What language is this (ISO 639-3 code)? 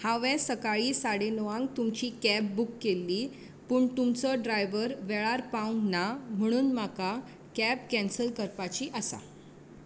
kok